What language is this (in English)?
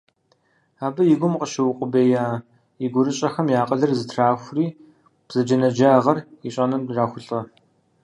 Kabardian